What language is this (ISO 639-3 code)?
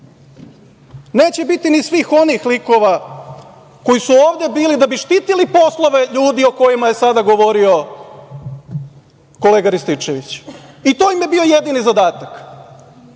srp